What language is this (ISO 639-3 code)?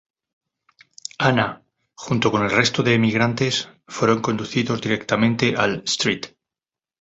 spa